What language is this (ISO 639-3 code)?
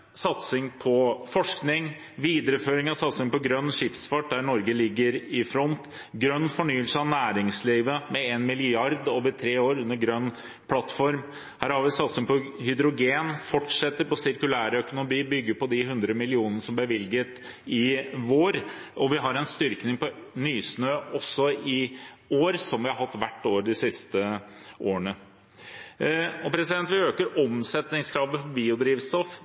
nob